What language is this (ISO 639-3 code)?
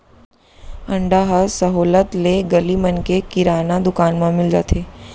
hne